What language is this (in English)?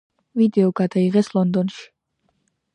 Georgian